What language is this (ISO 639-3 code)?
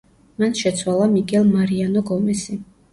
kat